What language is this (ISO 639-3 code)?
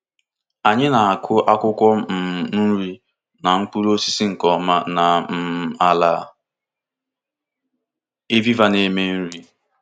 ibo